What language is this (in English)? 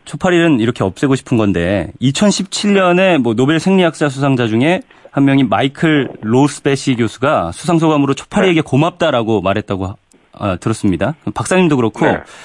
Korean